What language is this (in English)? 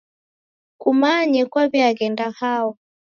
Taita